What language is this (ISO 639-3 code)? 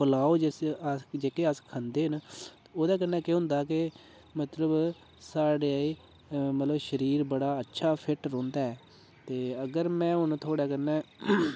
doi